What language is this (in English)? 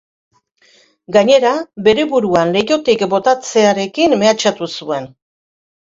Basque